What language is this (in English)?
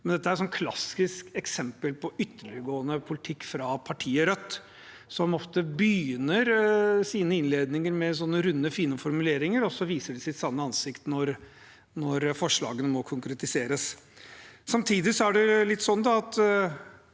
Norwegian